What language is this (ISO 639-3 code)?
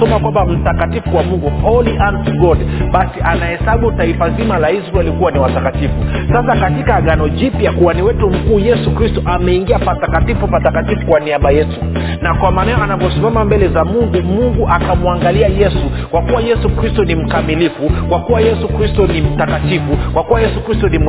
swa